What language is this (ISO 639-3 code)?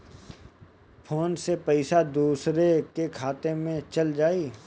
bho